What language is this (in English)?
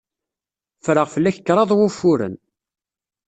Kabyle